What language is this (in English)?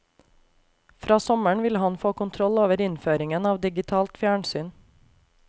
Norwegian